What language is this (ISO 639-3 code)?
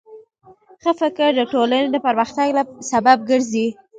pus